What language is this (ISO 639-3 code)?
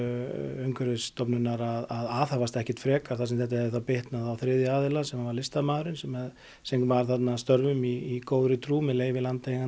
isl